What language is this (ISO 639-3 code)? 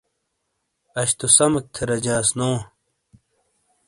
scl